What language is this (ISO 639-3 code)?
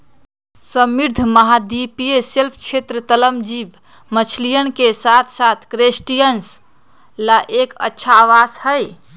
mag